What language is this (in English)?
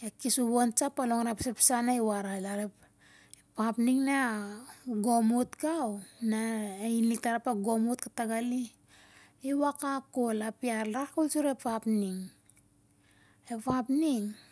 Siar-Lak